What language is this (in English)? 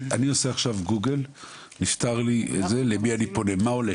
Hebrew